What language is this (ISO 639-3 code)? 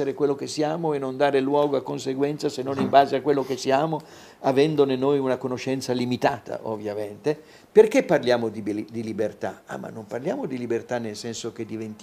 ita